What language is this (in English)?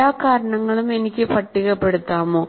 Malayalam